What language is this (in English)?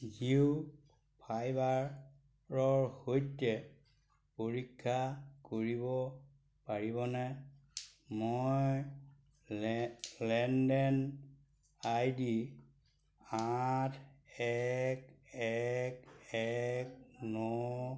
Assamese